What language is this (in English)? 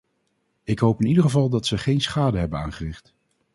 Dutch